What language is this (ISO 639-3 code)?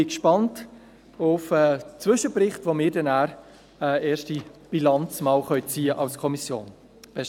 gsw